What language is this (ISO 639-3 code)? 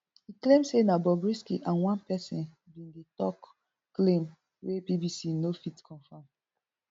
pcm